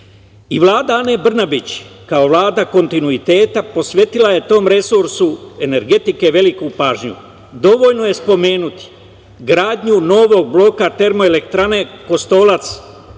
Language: Serbian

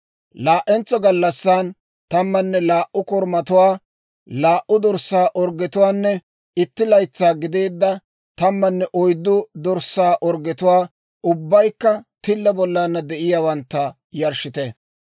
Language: Dawro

